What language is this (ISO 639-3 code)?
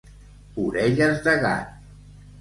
cat